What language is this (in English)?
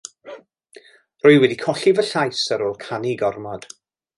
Welsh